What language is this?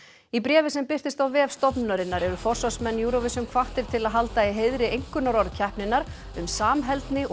Icelandic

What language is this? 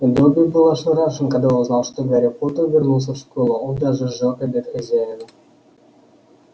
Russian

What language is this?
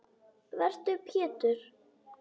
Icelandic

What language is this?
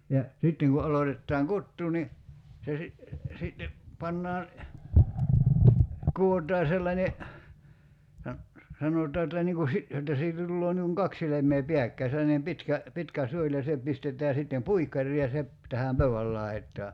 Finnish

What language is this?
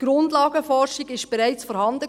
Swiss German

